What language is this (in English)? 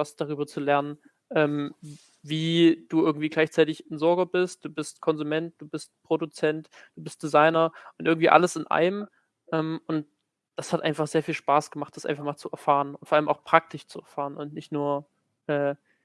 German